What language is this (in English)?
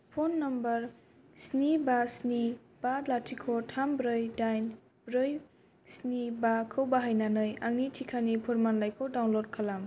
Bodo